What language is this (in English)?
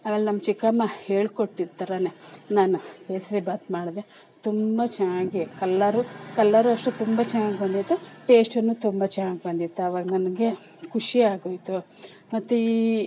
Kannada